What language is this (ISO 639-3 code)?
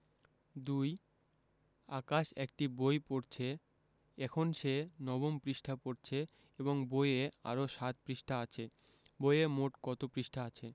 ben